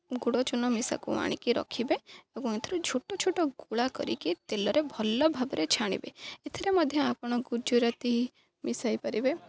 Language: Odia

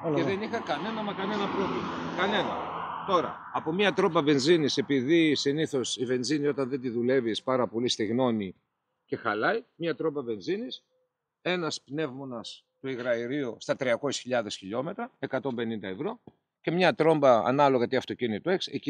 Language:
Greek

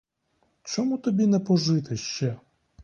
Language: Ukrainian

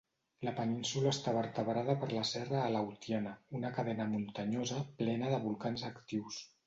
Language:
Catalan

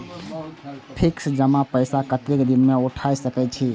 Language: Maithili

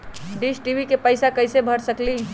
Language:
Magahi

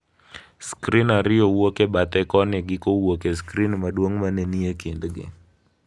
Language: Luo (Kenya and Tanzania)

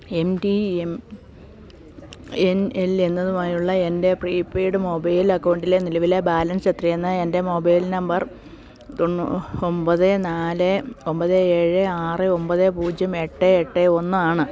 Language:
Malayalam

